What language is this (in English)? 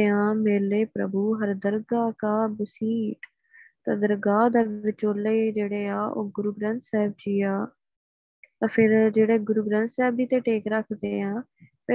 Punjabi